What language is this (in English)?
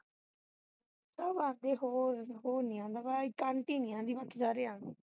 Punjabi